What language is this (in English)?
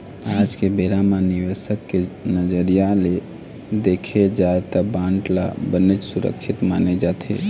Chhattisgarhi